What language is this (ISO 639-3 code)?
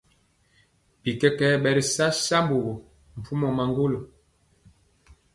mcx